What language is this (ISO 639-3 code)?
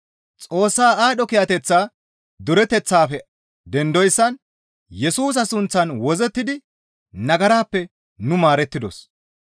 gmv